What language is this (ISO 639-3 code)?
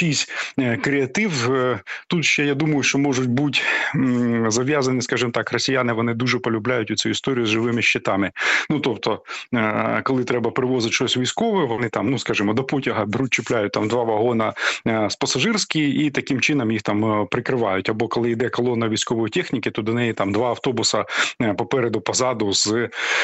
ukr